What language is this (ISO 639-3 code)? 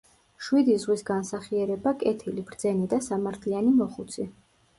kat